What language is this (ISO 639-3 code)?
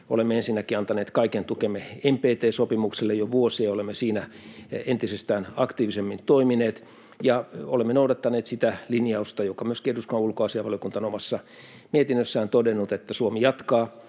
fin